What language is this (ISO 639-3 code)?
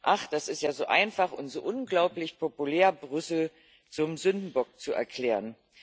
deu